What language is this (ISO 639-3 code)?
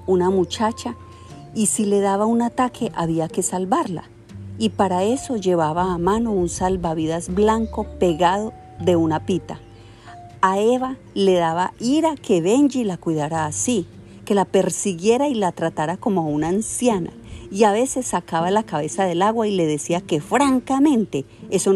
spa